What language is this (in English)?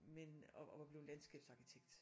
Danish